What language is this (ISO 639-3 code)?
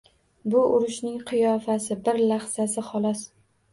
uzb